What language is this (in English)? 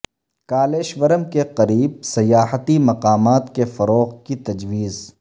Urdu